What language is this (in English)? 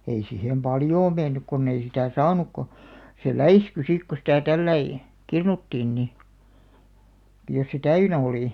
Finnish